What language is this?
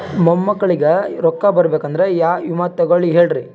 Kannada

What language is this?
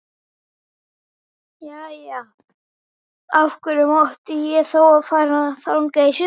Icelandic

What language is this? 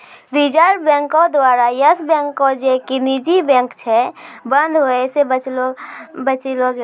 Maithili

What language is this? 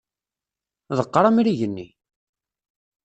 Kabyle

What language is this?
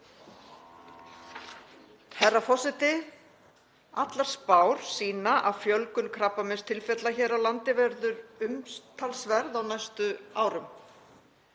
Icelandic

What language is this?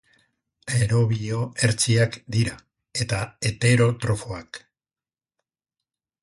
Basque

